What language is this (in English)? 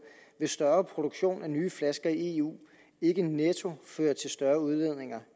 Danish